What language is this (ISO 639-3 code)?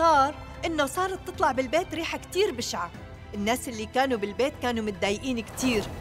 ara